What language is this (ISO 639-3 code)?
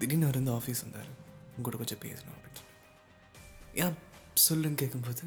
tam